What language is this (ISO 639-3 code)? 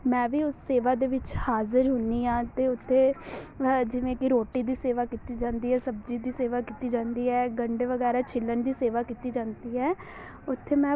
pan